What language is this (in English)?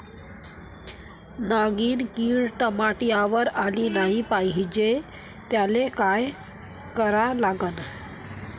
Marathi